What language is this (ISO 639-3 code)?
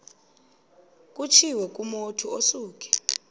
xho